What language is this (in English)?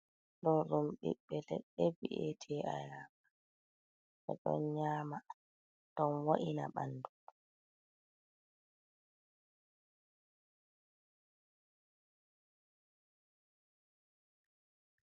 Fula